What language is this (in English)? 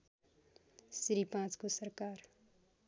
Nepali